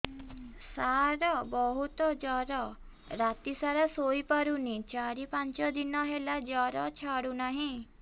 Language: Odia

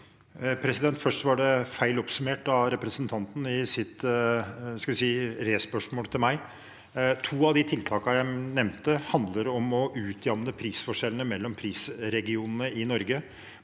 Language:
Norwegian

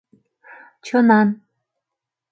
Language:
Mari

